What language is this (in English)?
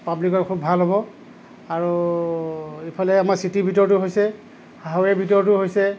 Assamese